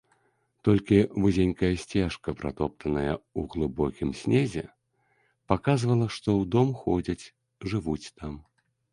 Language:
Belarusian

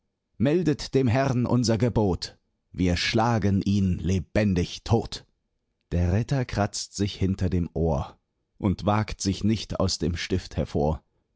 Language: German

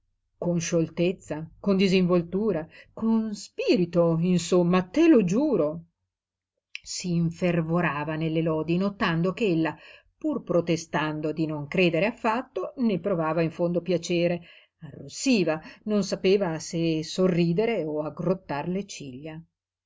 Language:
Italian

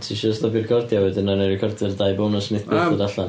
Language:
Welsh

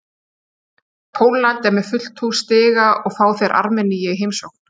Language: Icelandic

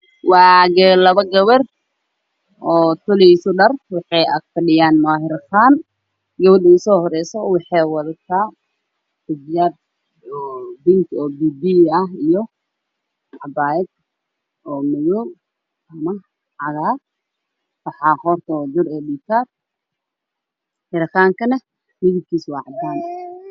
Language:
Somali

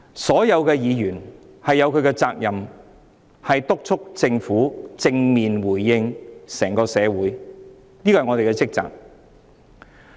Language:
Cantonese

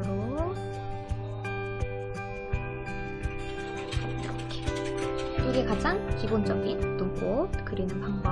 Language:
Korean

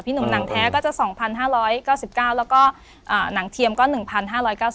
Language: Thai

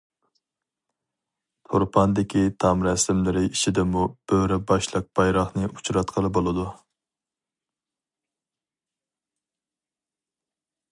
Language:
Uyghur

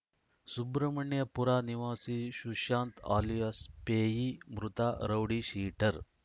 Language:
Kannada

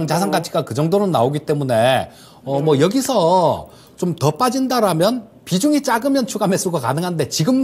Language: Korean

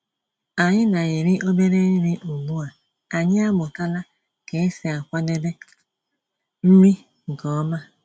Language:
Igbo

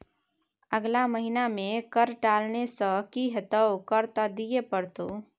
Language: Maithili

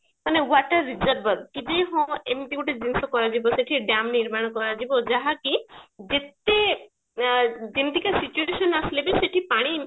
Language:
Odia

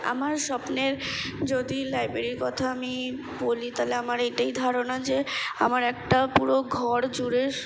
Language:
Bangla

